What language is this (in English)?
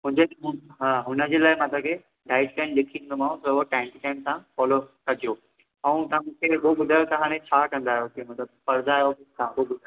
Sindhi